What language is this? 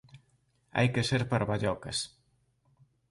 Galician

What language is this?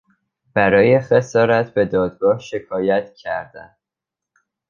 Persian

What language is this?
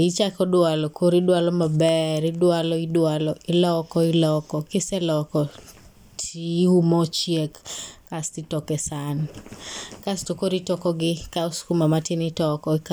Luo (Kenya and Tanzania)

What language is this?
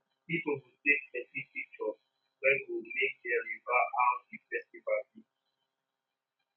Nigerian Pidgin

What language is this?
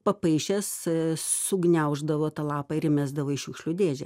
Lithuanian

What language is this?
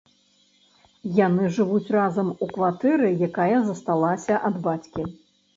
Belarusian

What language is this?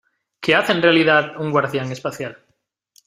Spanish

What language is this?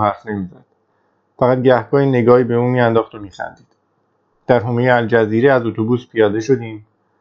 Persian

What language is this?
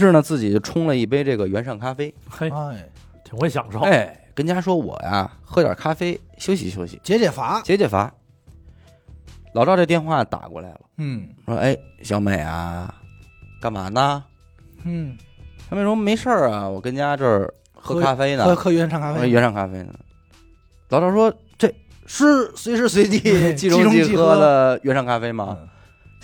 Chinese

